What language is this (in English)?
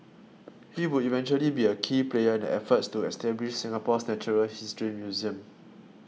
English